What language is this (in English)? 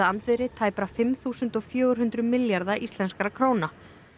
Icelandic